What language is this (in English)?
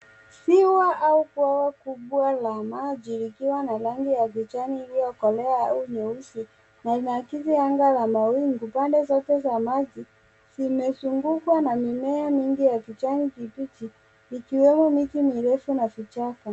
Swahili